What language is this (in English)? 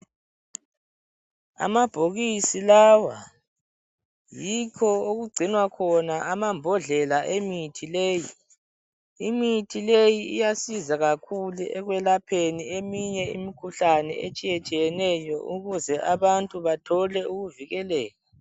North Ndebele